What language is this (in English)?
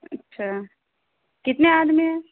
Urdu